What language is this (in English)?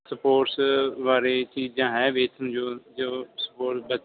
Punjabi